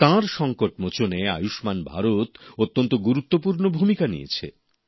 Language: Bangla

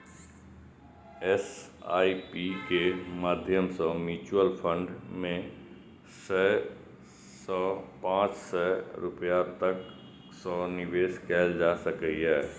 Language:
Maithili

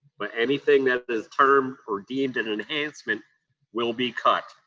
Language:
English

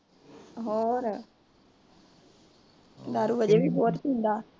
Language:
Punjabi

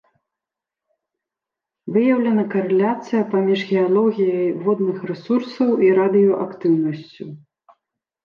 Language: Belarusian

